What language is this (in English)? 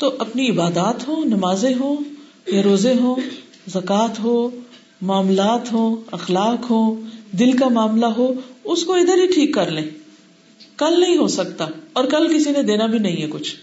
Urdu